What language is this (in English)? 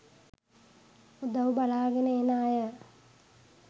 Sinhala